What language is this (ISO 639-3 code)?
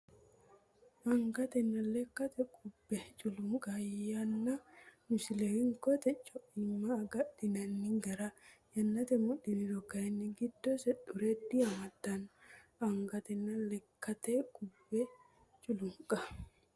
sid